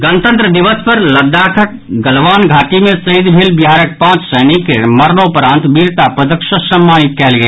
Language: Maithili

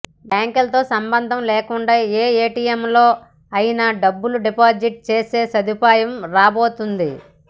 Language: Telugu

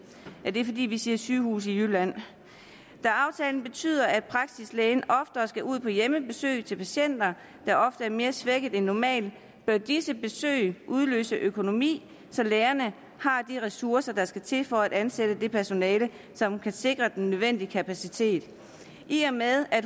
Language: Danish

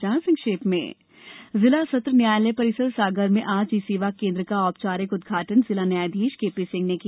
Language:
Hindi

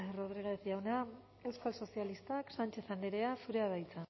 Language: Basque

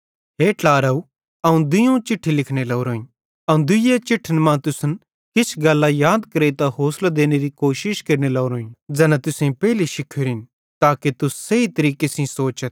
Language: Bhadrawahi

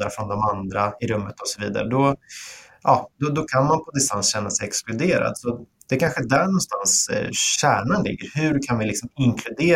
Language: Swedish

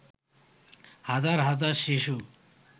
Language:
Bangla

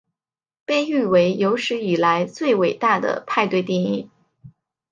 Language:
Chinese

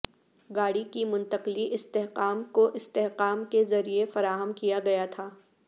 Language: Urdu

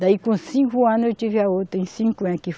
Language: Portuguese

